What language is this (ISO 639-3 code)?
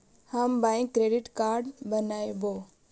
mag